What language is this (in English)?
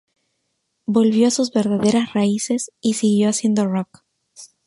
Spanish